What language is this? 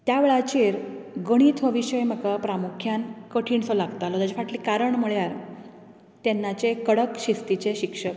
Konkani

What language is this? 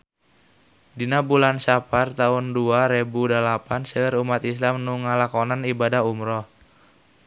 Sundanese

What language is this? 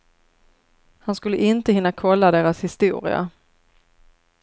Swedish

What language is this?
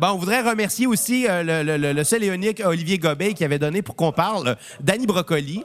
French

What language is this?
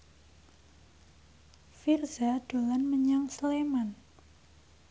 Javanese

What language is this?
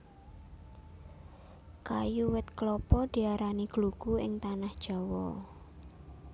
Javanese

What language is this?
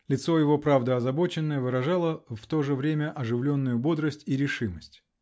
Russian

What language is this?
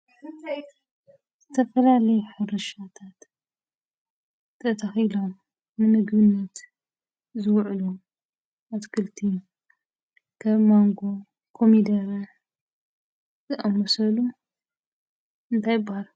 Tigrinya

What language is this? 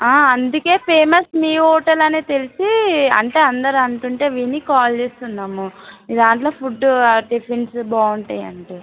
Telugu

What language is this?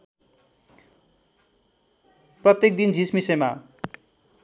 Nepali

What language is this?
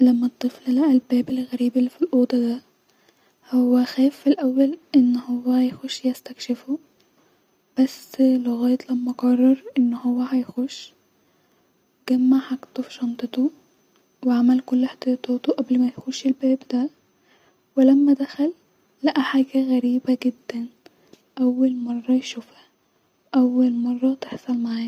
Egyptian Arabic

